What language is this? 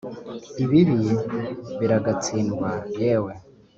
Kinyarwanda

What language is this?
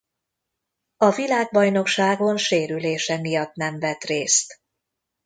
Hungarian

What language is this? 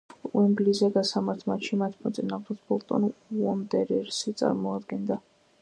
Georgian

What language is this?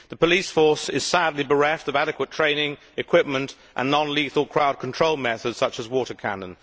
English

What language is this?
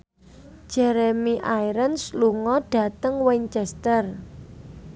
Javanese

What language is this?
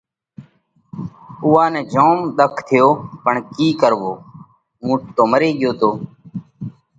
Parkari Koli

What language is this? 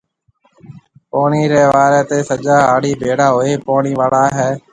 Marwari (Pakistan)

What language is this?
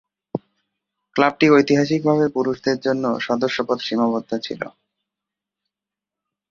Bangla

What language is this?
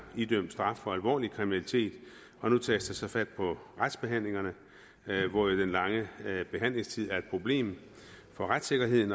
Danish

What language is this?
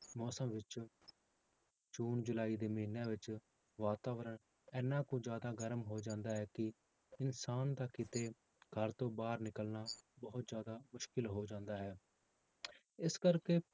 Punjabi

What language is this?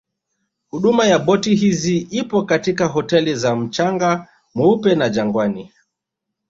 Swahili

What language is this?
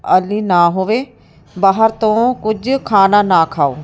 Punjabi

